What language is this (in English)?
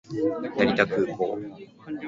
Japanese